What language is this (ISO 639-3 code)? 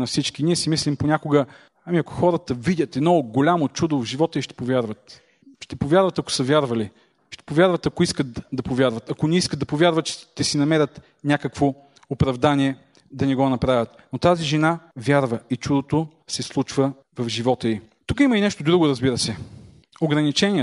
bul